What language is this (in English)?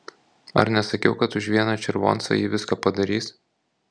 Lithuanian